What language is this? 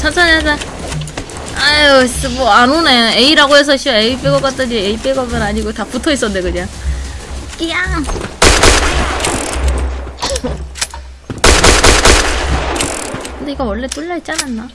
Korean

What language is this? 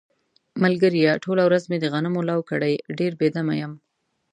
Pashto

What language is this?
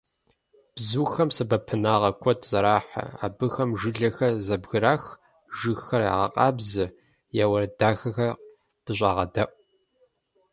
Kabardian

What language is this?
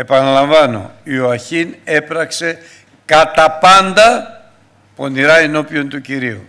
Greek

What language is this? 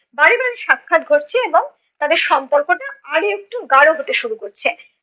Bangla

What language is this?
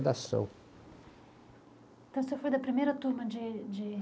Portuguese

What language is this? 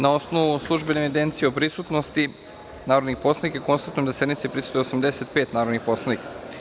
Serbian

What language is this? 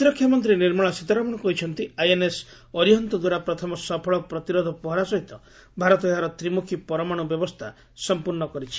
Odia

